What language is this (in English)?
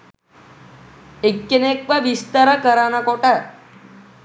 Sinhala